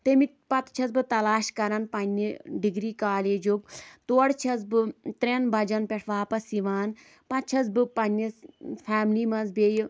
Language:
Kashmiri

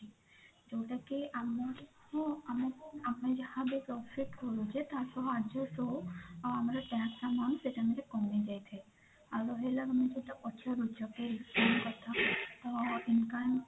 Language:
Odia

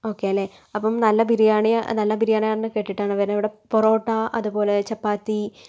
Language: Malayalam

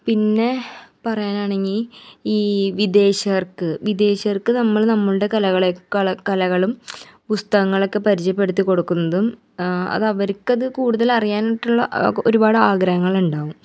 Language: Malayalam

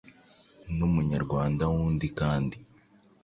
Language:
Kinyarwanda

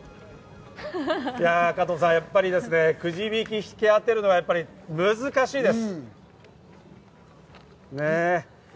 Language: Japanese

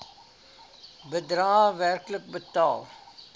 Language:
Afrikaans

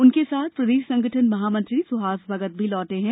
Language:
Hindi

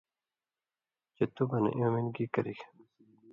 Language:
Indus Kohistani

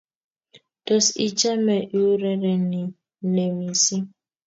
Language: Kalenjin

